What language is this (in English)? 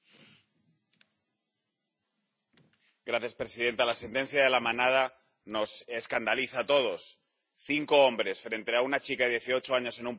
Spanish